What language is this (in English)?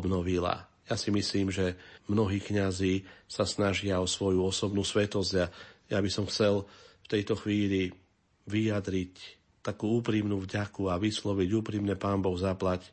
Slovak